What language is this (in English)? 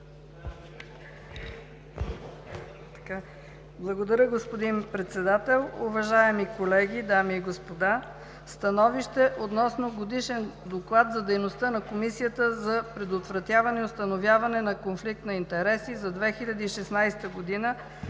Bulgarian